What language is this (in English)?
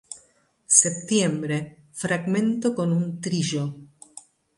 Spanish